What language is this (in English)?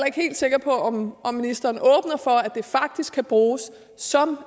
Danish